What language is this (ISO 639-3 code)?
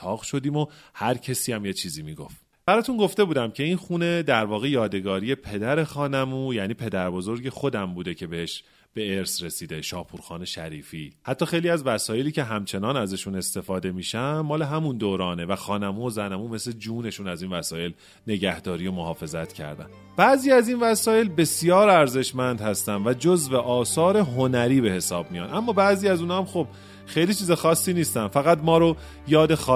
fas